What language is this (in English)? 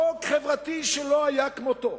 Hebrew